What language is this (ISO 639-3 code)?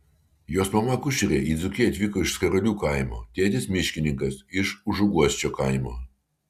lit